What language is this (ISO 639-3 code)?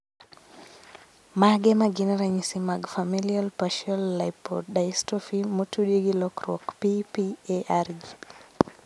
luo